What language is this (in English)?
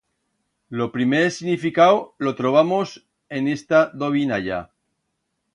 Aragonese